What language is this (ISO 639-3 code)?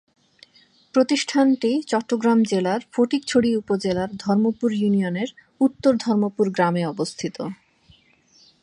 ben